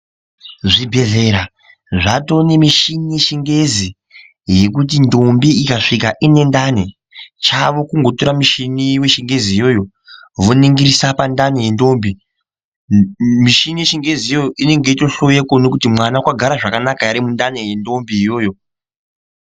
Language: Ndau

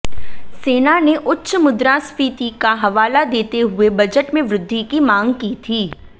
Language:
Hindi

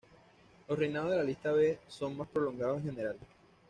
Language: Spanish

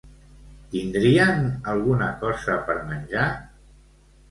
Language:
Catalan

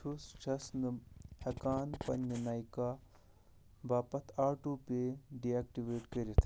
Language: Kashmiri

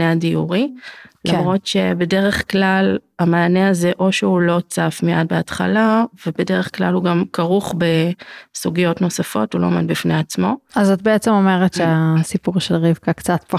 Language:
Hebrew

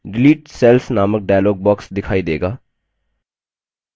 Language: Hindi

